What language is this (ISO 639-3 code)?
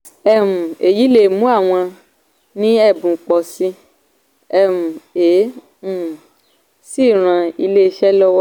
yor